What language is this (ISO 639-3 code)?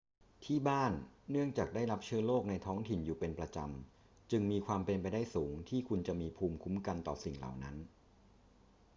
tha